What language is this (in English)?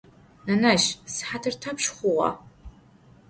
Adyghe